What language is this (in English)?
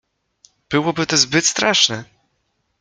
Polish